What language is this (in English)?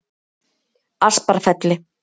Icelandic